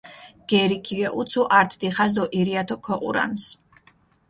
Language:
Mingrelian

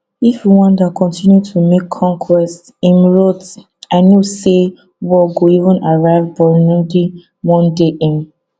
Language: Nigerian Pidgin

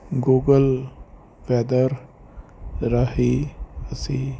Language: Punjabi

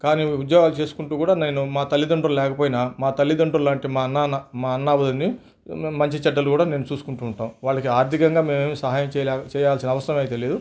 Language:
Telugu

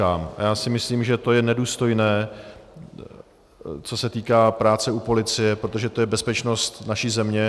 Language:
Czech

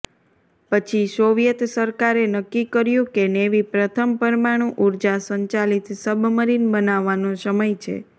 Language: Gujarati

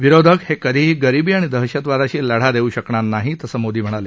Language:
Marathi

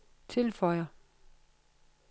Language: Danish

